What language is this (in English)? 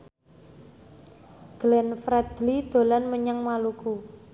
Javanese